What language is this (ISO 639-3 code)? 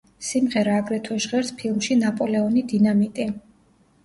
kat